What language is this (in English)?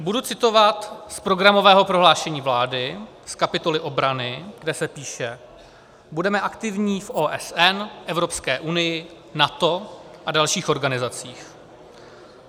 Czech